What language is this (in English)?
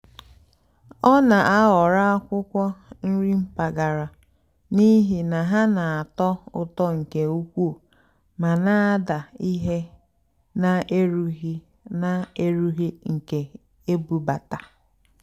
Igbo